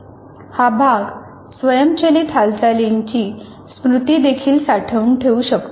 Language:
Marathi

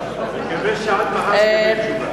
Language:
Hebrew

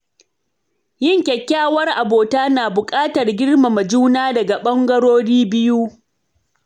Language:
Hausa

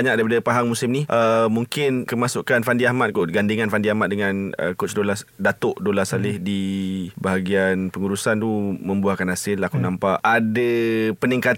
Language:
Malay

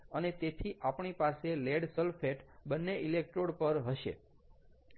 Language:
Gujarati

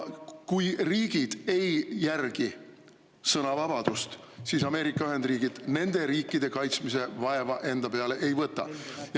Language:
Estonian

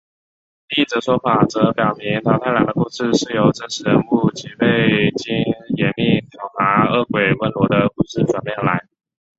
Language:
Chinese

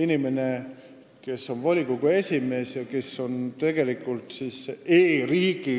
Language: Estonian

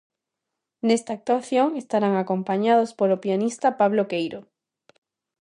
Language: Galician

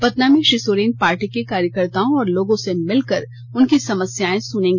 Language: Hindi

